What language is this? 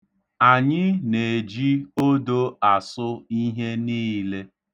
Igbo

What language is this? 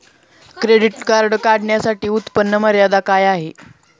Marathi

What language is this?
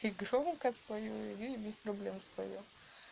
Russian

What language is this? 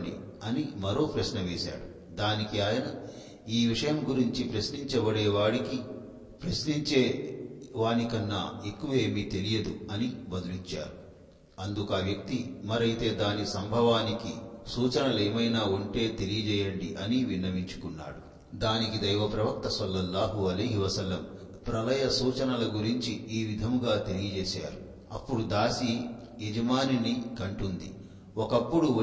Telugu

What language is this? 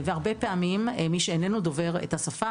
Hebrew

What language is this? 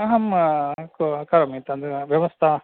Sanskrit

